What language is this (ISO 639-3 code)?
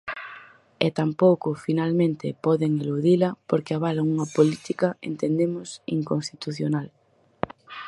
glg